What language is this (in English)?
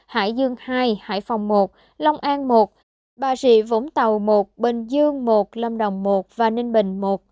Vietnamese